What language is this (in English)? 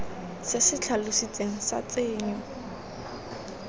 Tswana